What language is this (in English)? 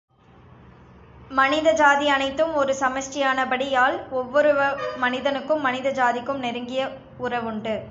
Tamil